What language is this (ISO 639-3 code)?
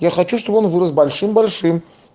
rus